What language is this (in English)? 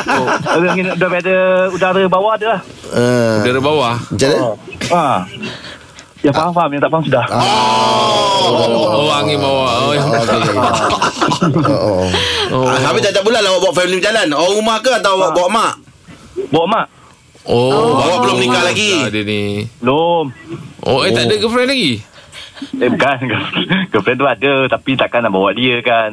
Malay